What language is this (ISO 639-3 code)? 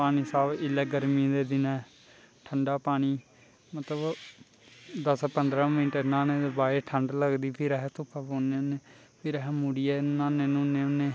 doi